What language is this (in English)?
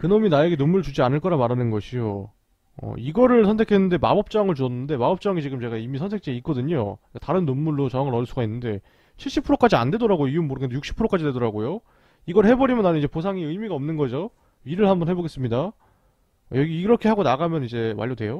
Korean